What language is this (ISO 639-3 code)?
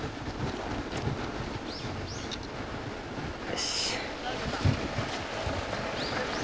jpn